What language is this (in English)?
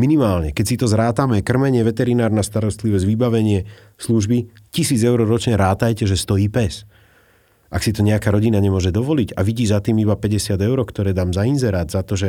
Slovak